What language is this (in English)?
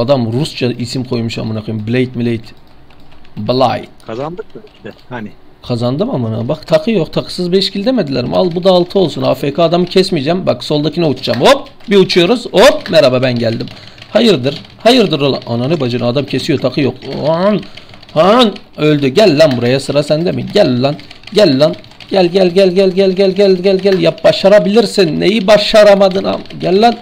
Turkish